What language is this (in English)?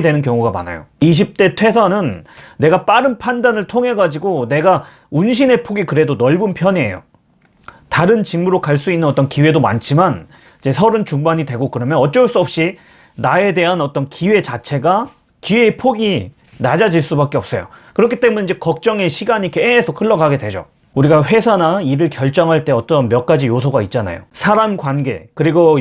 Korean